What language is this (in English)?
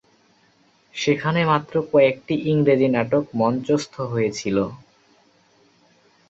Bangla